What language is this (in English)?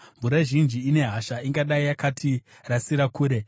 Shona